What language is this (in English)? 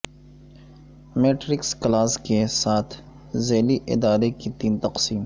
Urdu